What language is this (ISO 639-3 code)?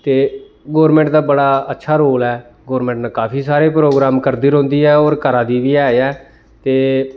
doi